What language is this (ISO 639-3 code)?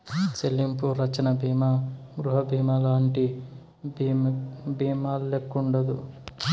tel